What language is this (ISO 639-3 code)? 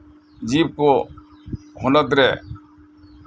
sat